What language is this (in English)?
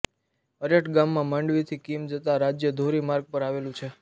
Gujarati